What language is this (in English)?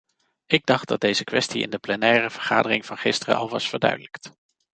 Dutch